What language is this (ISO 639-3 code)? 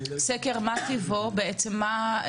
heb